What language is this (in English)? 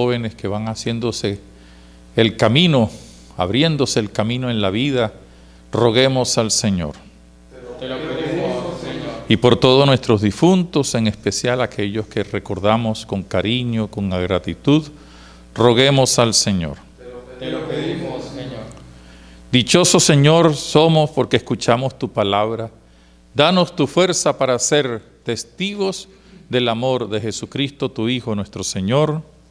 Spanish